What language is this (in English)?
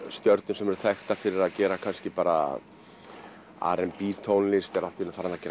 Icelandic